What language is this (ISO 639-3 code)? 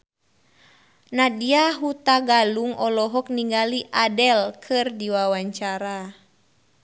sun